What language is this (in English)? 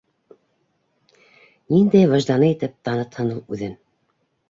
Bashkir